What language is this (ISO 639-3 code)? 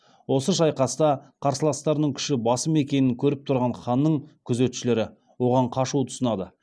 kaz